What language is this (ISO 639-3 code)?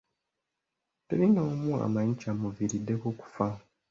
lug